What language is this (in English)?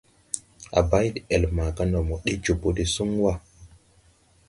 Tupuri